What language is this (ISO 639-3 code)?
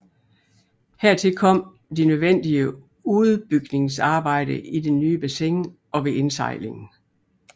dan